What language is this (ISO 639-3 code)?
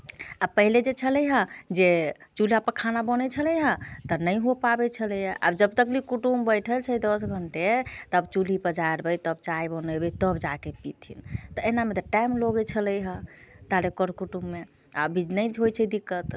mai